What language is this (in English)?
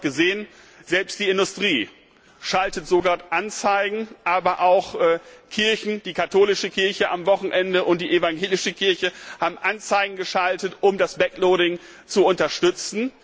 German